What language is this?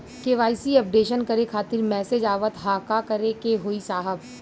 Bhojpuri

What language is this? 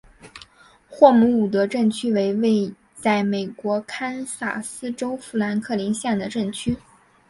Chinese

